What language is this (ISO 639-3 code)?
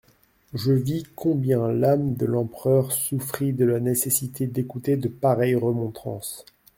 fra